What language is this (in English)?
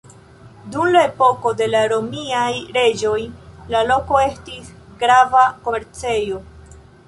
Esperanto